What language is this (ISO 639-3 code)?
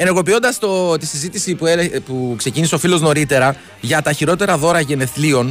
ell